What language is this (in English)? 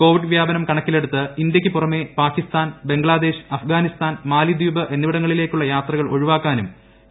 Malayalam